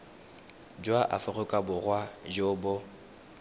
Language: Tswana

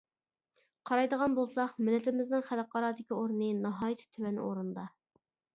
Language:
Uyghur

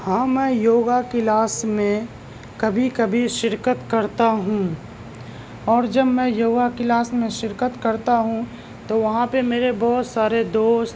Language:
Urdu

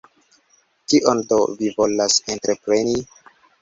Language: Esperanto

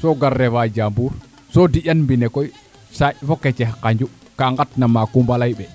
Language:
Serer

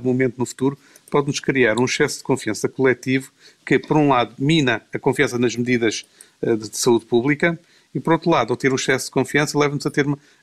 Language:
Portuguese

